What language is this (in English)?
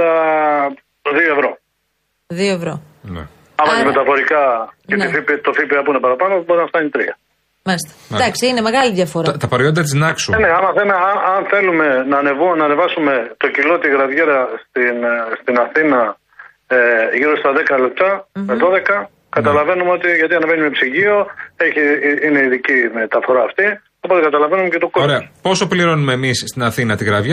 Greek